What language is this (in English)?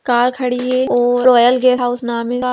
Magahi